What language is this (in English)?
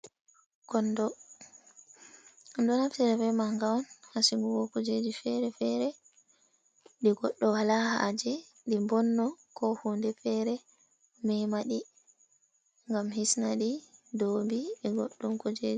Fula